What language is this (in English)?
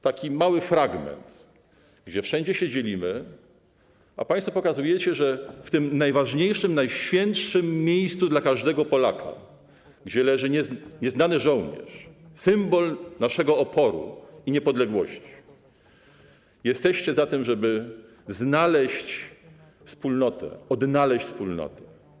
Polish